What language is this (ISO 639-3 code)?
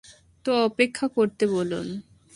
ben